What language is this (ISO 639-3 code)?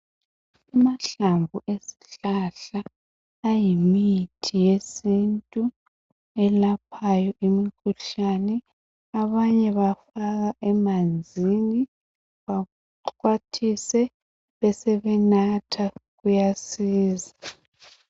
nde